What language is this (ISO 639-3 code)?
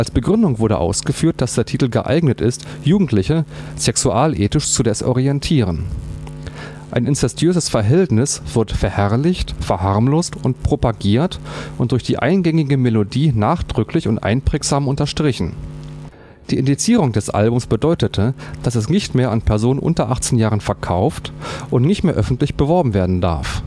deu